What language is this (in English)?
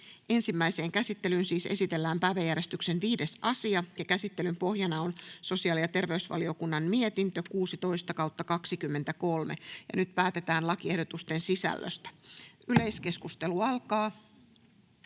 Finnish